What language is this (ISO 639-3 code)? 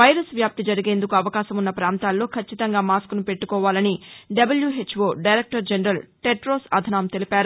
tel